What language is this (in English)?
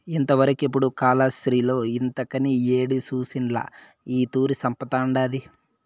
Telugu